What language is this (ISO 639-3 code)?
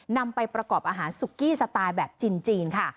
tha